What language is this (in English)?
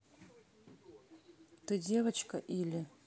Russian